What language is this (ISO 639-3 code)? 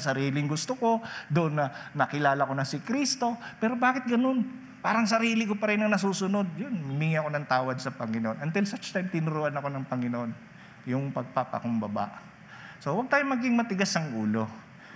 fil